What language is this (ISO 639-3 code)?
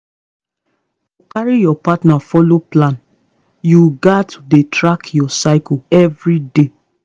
pcm